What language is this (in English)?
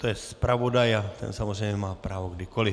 Czech